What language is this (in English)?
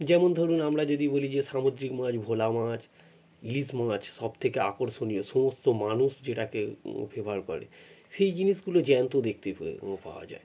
Bangla